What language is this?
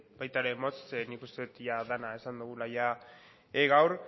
Basque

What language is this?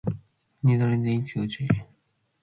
Matsés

